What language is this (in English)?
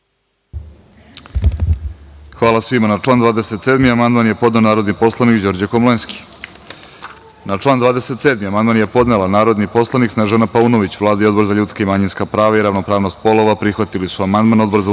Serbian